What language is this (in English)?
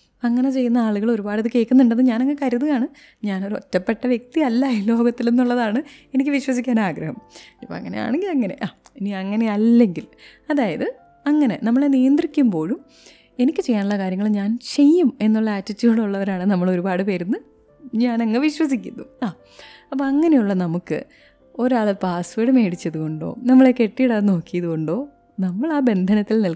Malayalam